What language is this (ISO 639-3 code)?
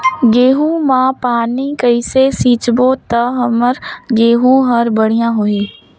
hne